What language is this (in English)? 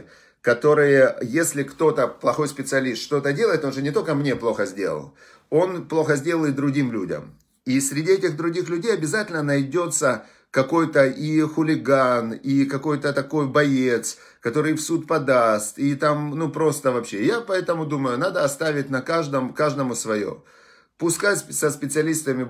Russian